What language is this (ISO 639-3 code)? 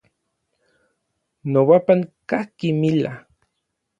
nlv